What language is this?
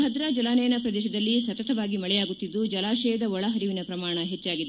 Kannada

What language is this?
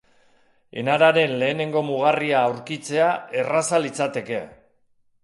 Basque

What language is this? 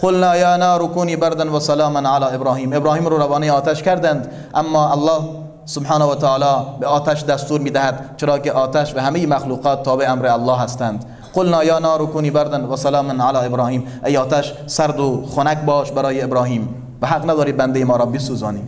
Persian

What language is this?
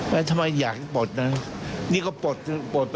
Thai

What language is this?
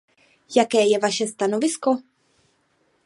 Czech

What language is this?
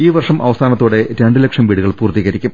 Malayalam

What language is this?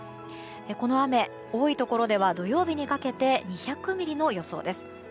Japanese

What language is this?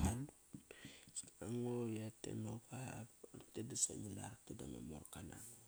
Kairak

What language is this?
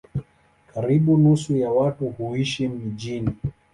Swahili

